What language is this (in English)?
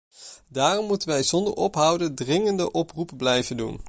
Dutch